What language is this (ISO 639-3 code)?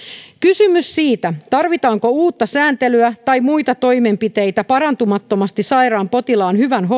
fin